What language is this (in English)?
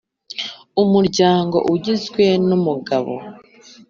Kinyarwanda